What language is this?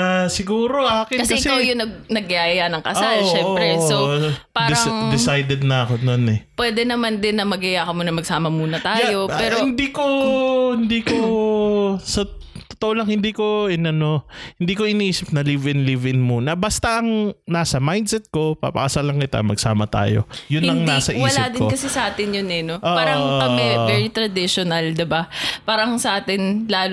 Filipino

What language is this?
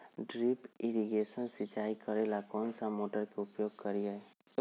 Magahi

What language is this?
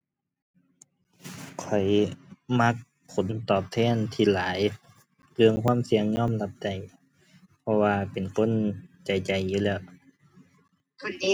Thai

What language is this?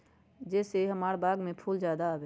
Magahi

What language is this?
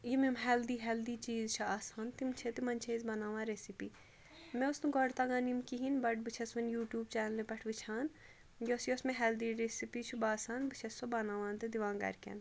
Kashmiri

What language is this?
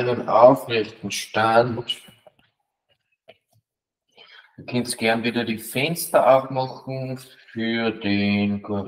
German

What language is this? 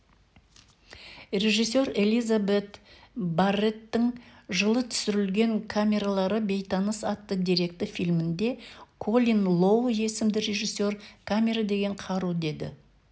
Kazakh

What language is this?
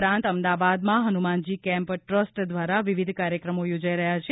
Gujarati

